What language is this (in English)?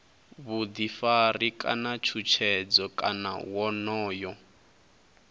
Venda